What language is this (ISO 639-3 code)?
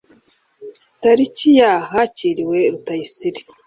kin